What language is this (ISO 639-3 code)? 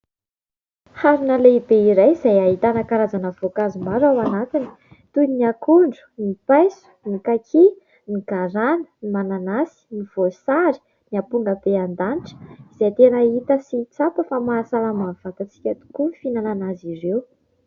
mlg